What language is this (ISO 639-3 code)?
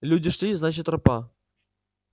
rus